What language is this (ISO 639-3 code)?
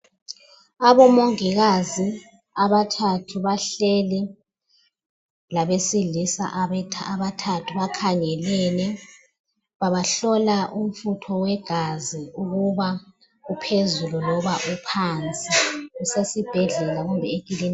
nde